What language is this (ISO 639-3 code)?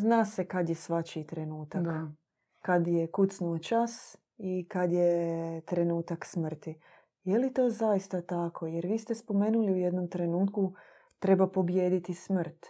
hrv